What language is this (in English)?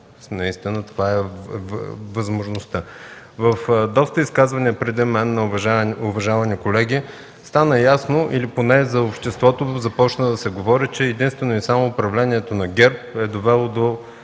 Bulgarian